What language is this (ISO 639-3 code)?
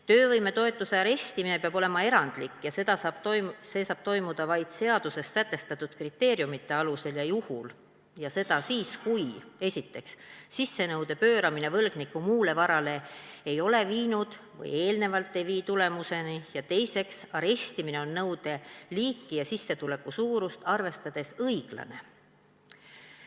est